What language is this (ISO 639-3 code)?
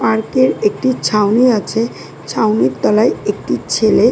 ben